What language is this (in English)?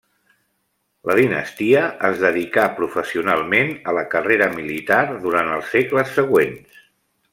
Catalan